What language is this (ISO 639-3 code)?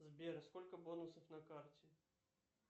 rus